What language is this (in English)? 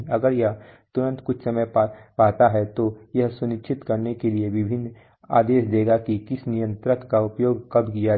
Hindi